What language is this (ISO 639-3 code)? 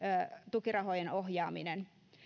fin